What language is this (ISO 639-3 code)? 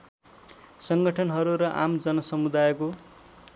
nep